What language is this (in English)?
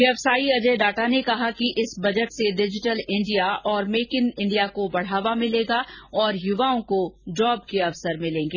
Hindi